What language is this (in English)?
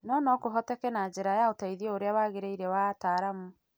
Kikuyu